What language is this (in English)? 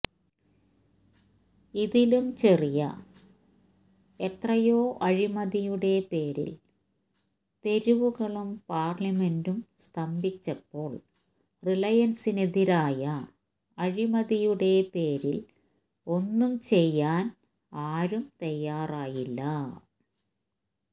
Malayalam